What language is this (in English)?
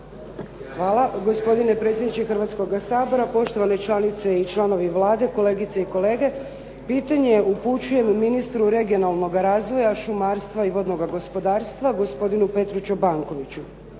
Croatian